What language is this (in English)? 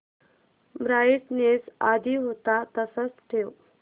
Marathi